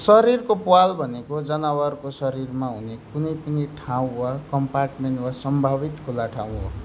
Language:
Nepali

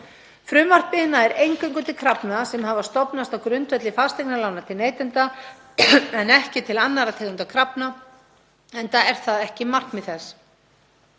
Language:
Icelandic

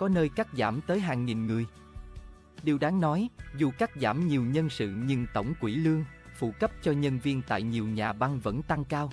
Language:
Vietnamese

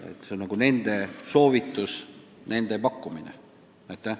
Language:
Estonian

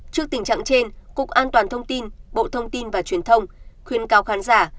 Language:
Vietnamese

